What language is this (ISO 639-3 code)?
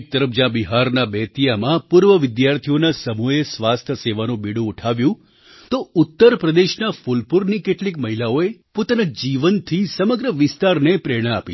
guj